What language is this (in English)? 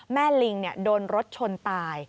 Thai